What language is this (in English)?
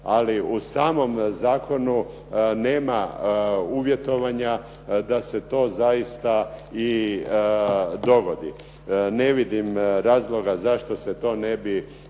Croatian